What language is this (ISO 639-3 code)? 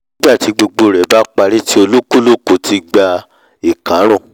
yor